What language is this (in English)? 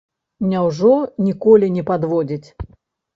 Belarusian